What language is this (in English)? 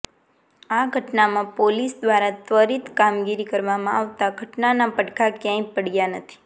Gujarati